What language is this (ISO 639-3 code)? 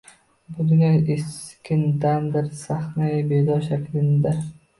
uzb